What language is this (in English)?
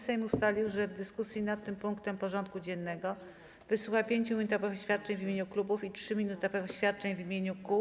Polish